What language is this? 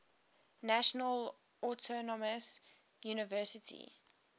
English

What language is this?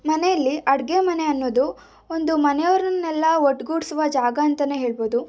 Kannada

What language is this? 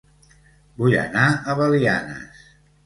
Catalan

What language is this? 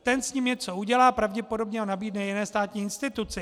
Czech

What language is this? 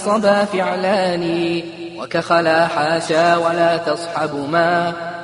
Arabic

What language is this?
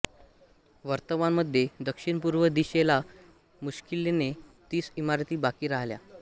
Marathi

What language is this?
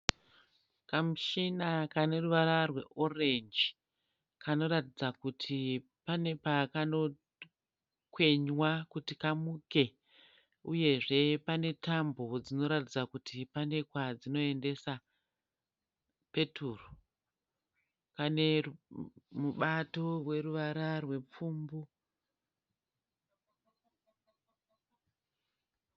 Shona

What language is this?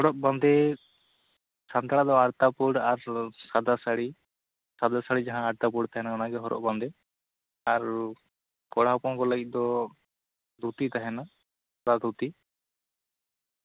Santali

